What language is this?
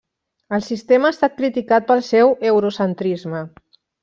Catalan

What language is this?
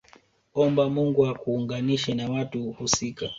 Swahili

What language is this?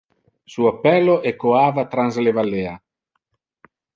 Interlingua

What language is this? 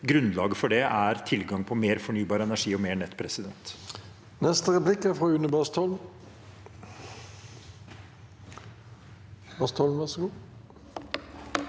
Norwegian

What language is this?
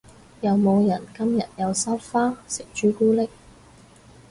Cantonese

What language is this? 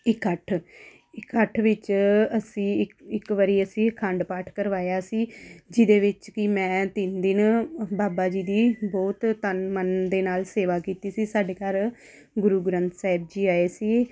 Punjabi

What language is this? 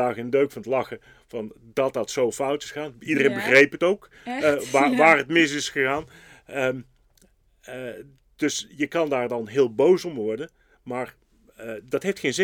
Dutch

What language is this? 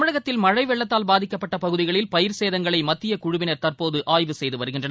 Tamil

